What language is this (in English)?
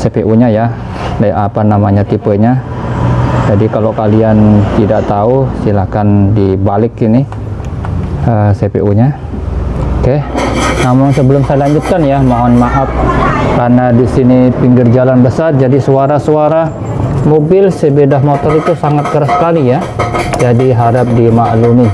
Indonesian